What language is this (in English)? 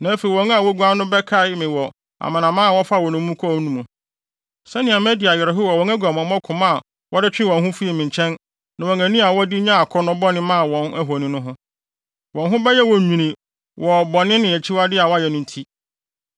Akan